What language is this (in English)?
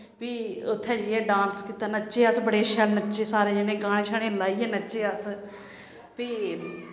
Dogri